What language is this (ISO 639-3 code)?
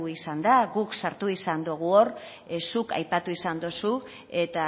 eus